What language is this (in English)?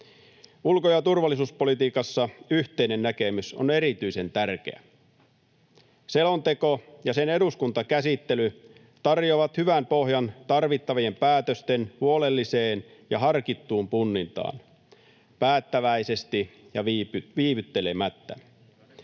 Finnish